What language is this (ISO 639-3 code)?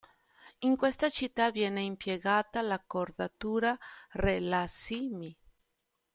ita